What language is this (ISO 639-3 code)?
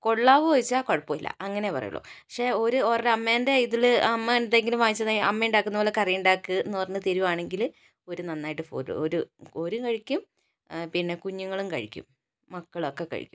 mal